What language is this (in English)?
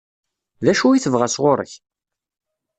Kabyle